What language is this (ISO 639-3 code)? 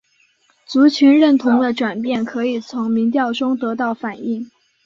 zho